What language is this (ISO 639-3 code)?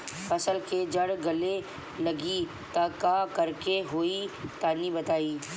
bho